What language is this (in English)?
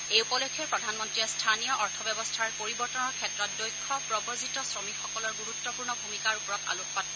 Assamese